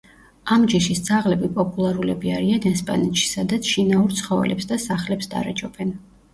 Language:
Georgian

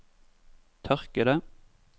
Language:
Norwegian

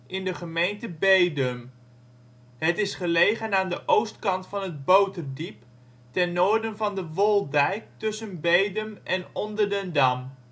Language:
Dutch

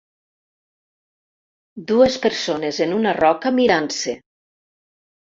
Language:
Catalan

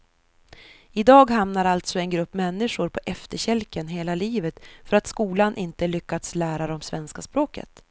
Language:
Swedish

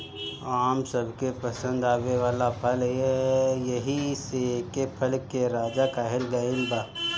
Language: Bhojpuri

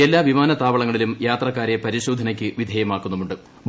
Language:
Malayalam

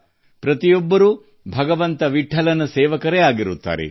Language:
Kannada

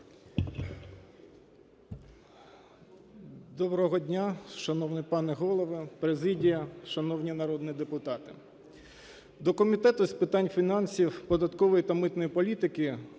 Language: Ukrainian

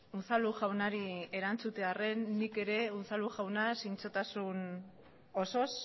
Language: Basque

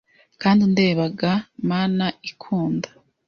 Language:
Kinyarwanda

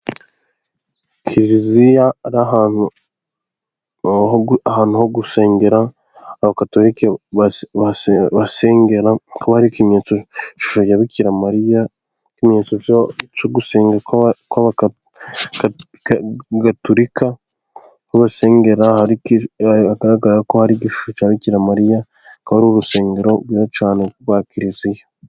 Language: Kinyarwanda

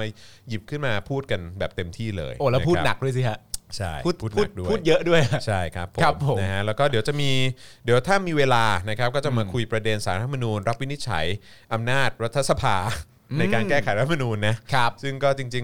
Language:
Thai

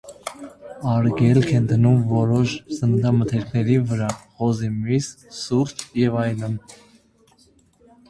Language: Armenian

